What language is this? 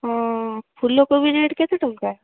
Odia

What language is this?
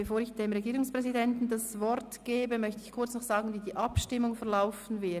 Swiss German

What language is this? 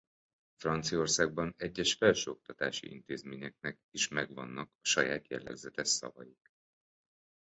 Hungarian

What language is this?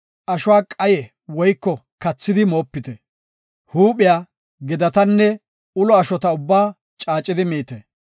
Gofa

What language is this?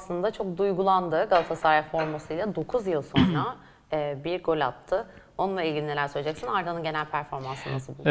Turkish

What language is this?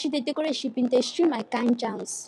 Nigerian Pidgin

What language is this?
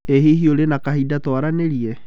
Kikuyu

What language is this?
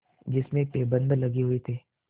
Hindi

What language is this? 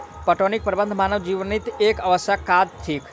Maithili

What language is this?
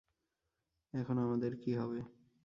Bangla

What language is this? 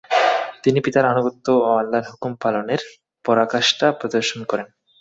Bangla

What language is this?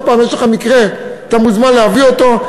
Hebrew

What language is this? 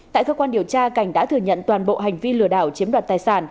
Vietnamese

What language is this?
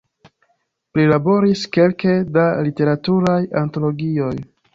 Esperanto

